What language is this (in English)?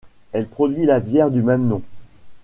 French